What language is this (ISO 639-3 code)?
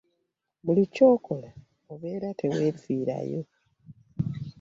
lug